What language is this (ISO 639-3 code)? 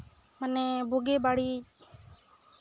sat